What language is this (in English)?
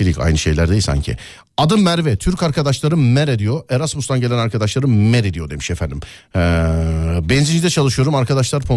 Turkish